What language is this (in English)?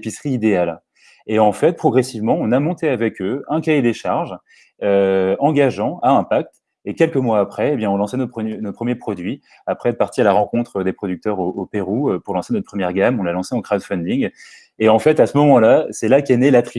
French